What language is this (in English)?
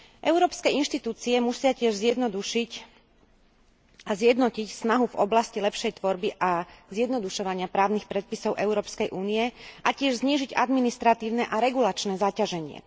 Slovak